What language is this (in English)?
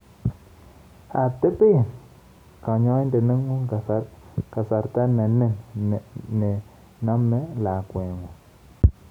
Kalenjin